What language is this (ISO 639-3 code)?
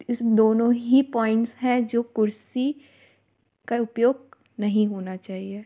hin